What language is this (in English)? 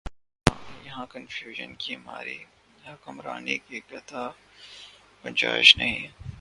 Urdu